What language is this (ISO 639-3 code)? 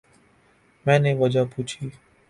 urd